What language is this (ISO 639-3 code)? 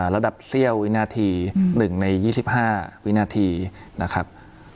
tha